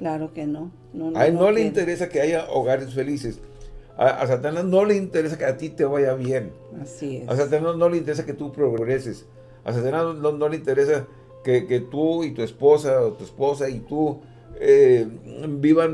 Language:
Spanish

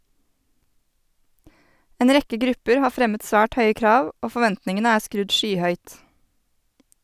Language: Norwegian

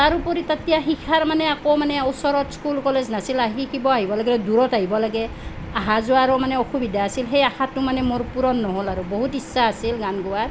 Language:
Assamese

